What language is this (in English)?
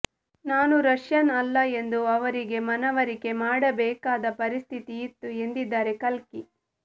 Kannada